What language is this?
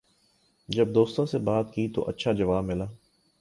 Urdu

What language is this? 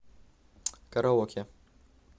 Russian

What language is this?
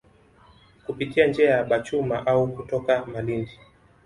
Swahili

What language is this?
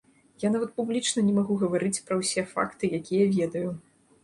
Belarusian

